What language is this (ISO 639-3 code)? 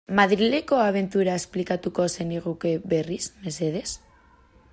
eus